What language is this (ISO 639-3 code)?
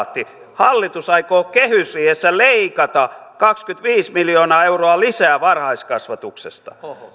fin